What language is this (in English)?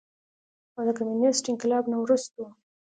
Pashto